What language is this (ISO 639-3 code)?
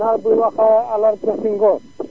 wol